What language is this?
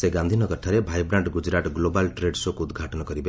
Odia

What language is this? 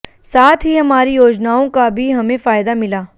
Hindi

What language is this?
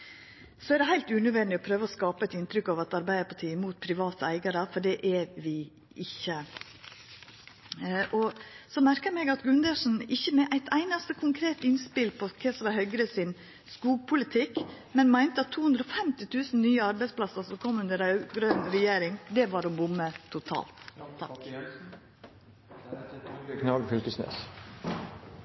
Norwegian Nynorsk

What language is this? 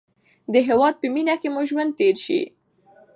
Pashto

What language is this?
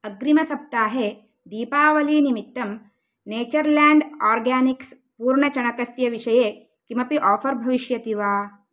Sanskrit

